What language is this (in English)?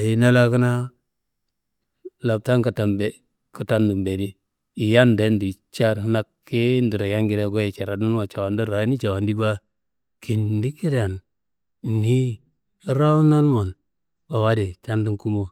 Kanembu